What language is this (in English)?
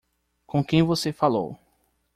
Portuguese